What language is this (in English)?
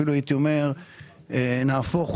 Hebrew